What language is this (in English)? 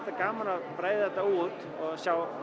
Icelandic